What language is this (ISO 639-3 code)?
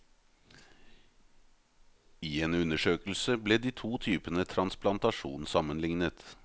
nor